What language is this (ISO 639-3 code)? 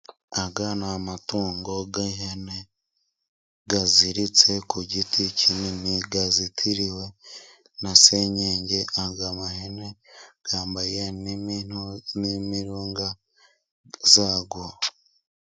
kin